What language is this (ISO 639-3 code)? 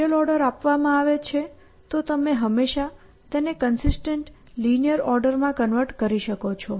guj